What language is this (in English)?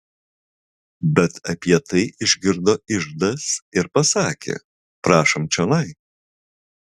Lithuanian